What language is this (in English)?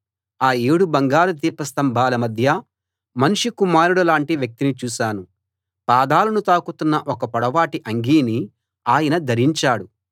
Telugu